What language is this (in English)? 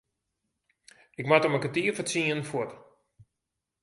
Western Frisian